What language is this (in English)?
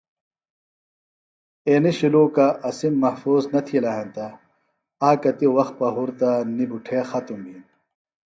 Phalura